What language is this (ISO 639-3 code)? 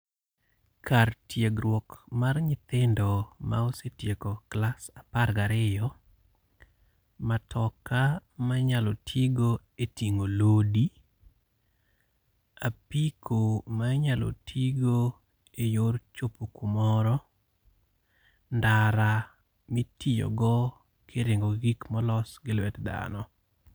luo